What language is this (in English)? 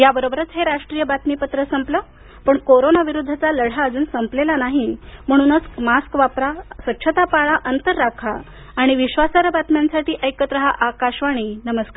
Marathi